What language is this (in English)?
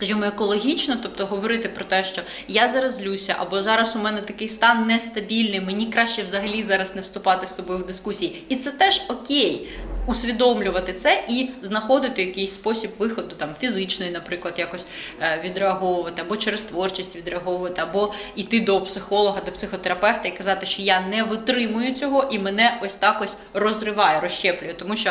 Ukrainian